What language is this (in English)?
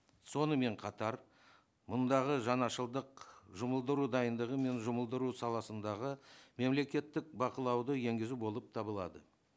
Kazakh